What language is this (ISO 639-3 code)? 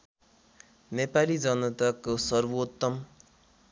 nep